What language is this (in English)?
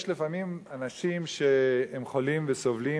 Hebrew